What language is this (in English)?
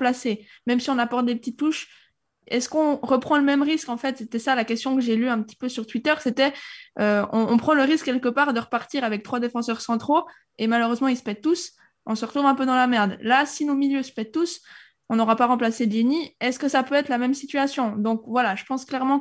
French